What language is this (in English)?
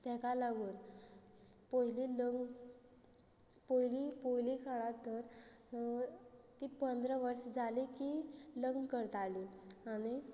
Konkani